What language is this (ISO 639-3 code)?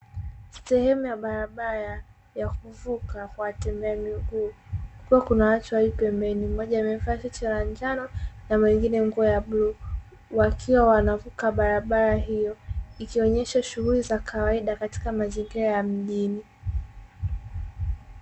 swa